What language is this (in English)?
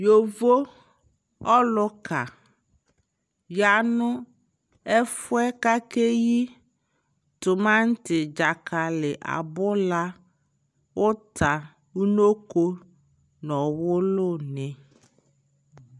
Ikposo